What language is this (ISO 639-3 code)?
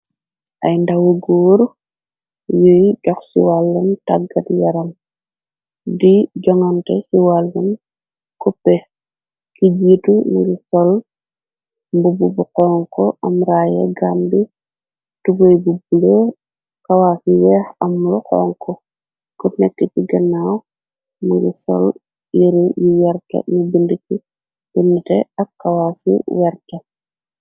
wol